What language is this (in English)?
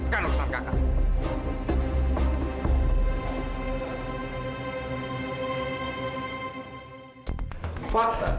Indonesian